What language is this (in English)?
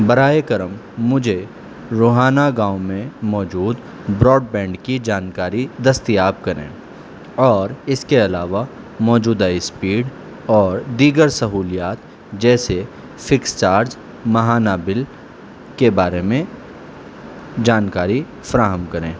Urdu